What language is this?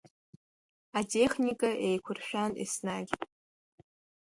Abkhazian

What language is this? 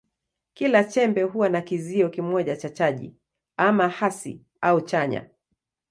Swahili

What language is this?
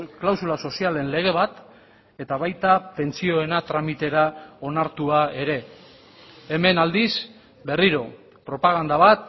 Basque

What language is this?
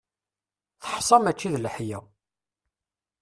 Kabyle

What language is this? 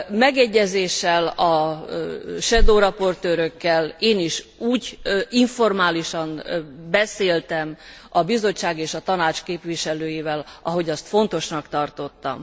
Hungarian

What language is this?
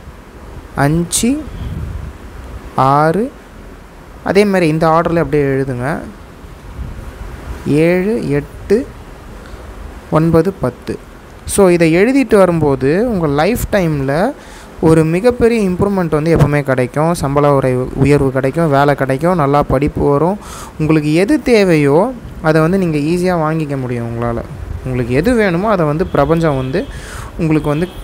Indonesian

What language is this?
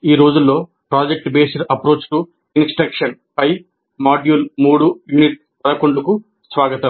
Telugu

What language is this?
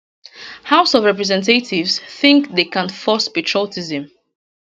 Nigerian Pidgin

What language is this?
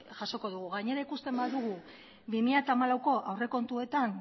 Basque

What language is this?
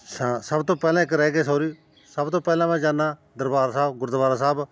Punjabi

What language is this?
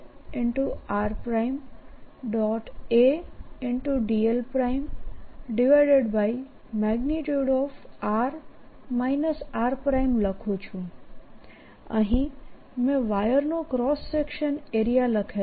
Gujarati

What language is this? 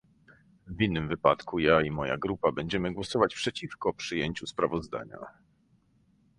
Polish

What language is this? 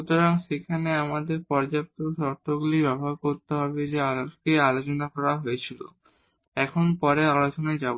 Bangla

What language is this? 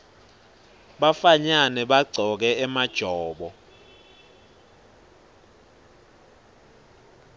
Swati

